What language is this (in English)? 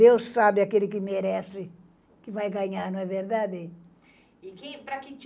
Portuguese